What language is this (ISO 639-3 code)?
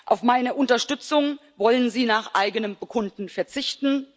deu